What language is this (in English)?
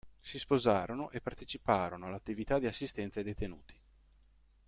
Italian